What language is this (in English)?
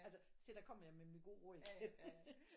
Danish